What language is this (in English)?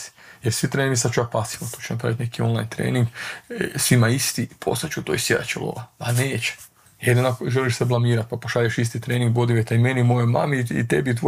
Croatian